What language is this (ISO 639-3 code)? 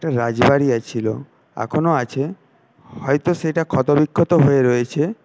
ben